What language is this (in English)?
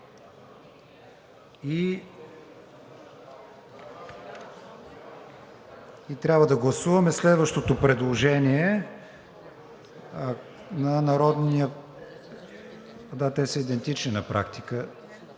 Bulgarian